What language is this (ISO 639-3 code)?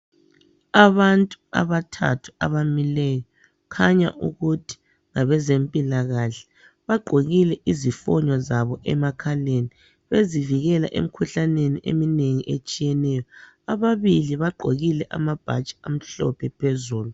nde